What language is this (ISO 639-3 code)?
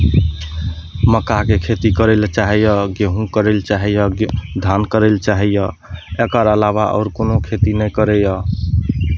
mai